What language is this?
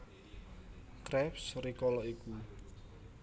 Javanese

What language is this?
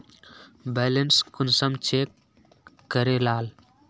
Magahi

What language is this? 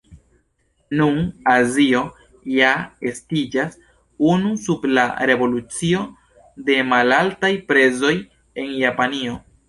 Esperanto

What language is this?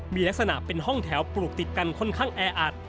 Thai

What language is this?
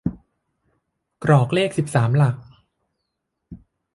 Thai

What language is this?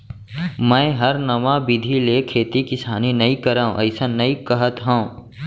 Chhattisgarhi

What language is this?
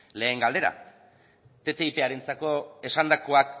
Basque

